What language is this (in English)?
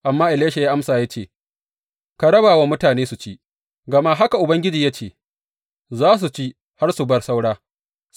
Hausa